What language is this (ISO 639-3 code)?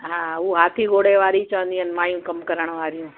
snd